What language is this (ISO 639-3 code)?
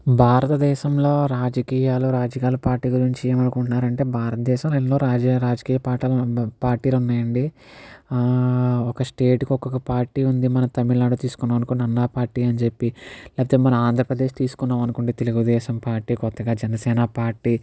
tel